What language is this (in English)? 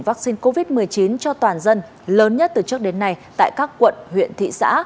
Vietnamese